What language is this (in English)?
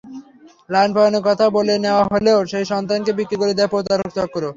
Bangla